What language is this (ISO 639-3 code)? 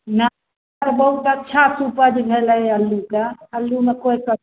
mai